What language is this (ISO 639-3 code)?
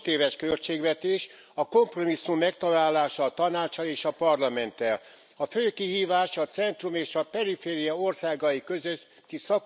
hun